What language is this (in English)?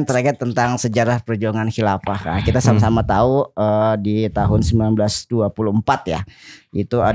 Indonesian